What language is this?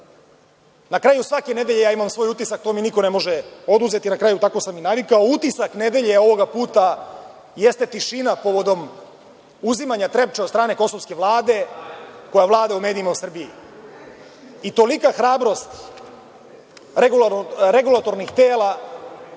Serbian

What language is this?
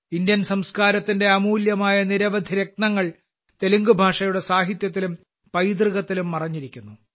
Malayalam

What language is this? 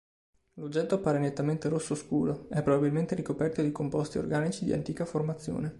Italian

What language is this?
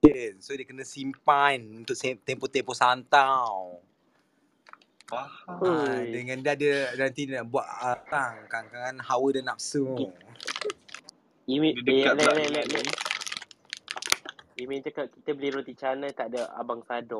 Malay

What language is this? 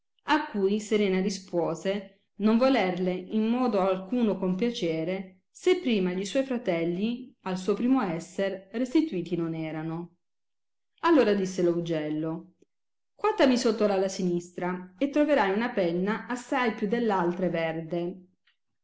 Italian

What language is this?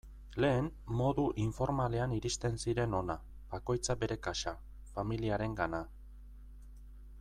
Basque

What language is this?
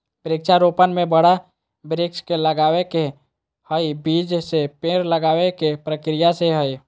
Magahi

